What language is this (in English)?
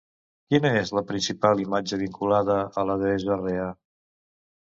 Catalan